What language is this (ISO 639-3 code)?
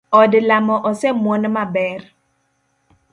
luo